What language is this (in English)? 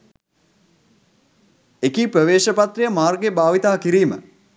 Sinhala